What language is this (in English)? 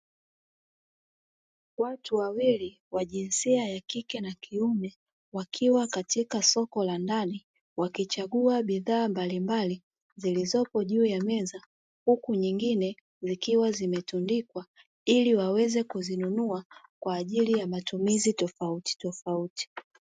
Swahili